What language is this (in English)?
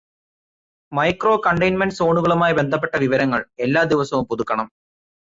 Malayalam